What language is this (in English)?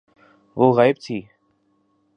Urdu